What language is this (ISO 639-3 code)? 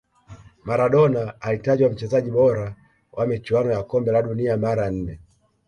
swa